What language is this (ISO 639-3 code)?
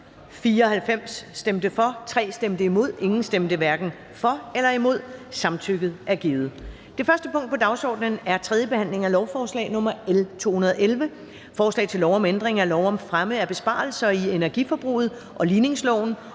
dan